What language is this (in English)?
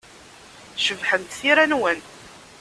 Kabyle